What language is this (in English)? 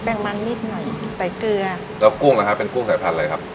Thai